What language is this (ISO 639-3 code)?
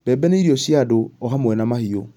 kik